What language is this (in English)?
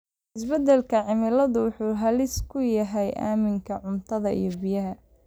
Somali